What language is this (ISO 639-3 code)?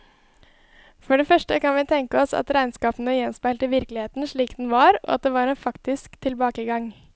nor